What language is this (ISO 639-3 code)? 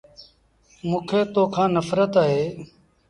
sbn